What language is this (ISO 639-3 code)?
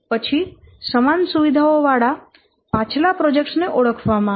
guj